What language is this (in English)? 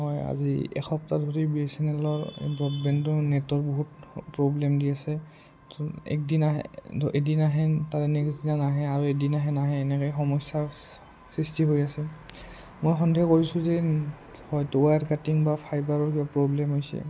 Assamese